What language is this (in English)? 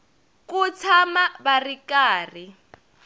Tsonga